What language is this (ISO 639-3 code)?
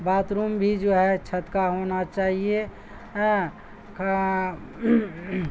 urd